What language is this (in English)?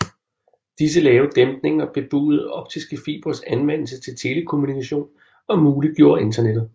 Danish